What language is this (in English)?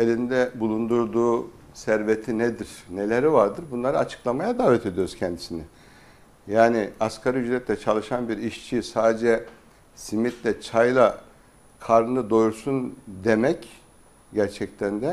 Turkish